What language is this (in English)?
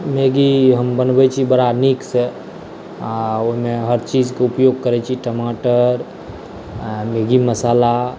Maithili